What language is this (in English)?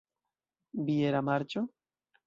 Esperanto